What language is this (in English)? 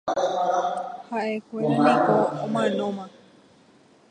Guarani